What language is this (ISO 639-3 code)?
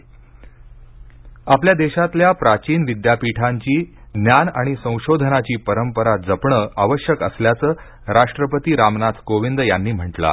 mar